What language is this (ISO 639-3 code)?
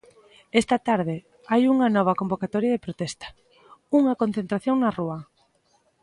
glg